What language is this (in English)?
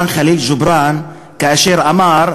Hebrew